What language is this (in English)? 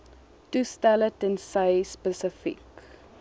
Afrikaans